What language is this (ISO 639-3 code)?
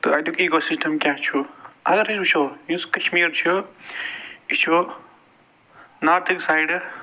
kas